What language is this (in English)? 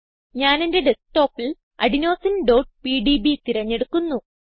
Malayalam